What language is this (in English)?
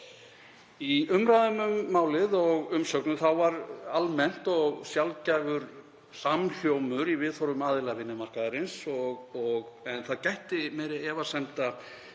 Icelandic